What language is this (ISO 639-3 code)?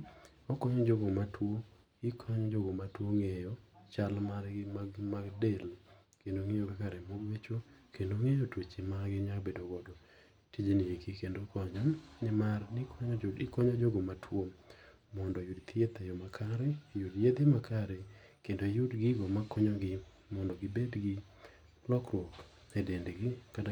luo